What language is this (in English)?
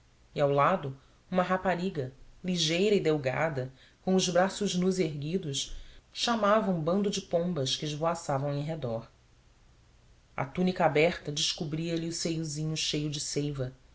Portuguese